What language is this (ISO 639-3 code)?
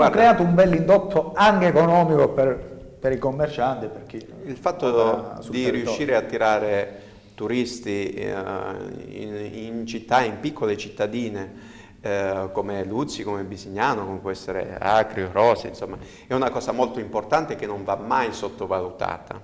ita